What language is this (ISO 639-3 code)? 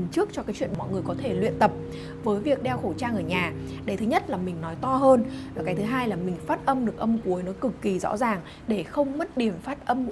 vie